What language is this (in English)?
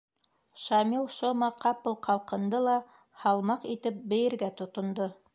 Bashkir